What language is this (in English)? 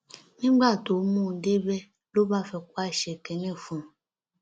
Yoruba